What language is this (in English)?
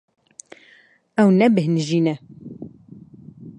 Kurdish